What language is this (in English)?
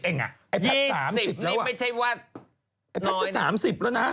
Thai